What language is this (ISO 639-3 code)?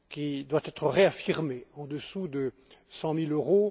fra